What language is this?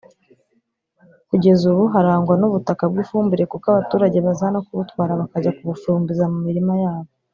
Kinyarwanda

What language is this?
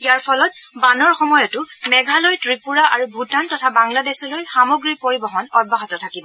Assamese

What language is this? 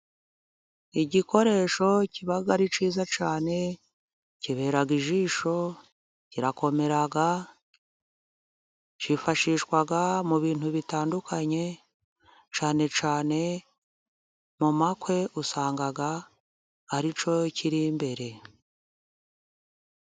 Kinyarwanda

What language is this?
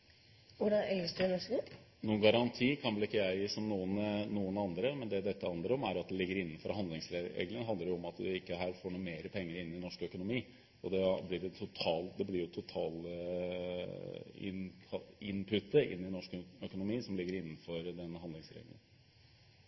Norwegian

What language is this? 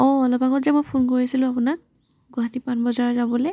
Assamese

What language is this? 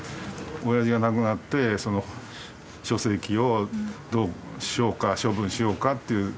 Japanese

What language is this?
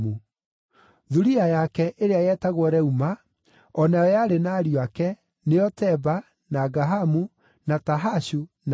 Kikuyu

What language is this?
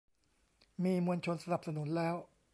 Thai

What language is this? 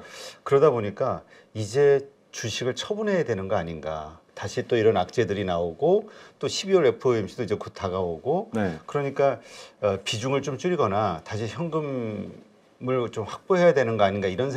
Korean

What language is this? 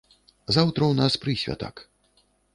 Belarusian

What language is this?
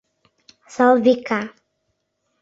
Mari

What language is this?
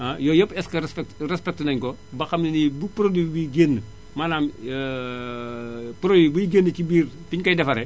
Wolof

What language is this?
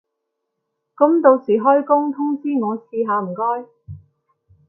Cantonese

